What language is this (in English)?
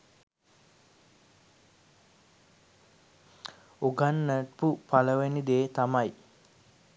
Sinhala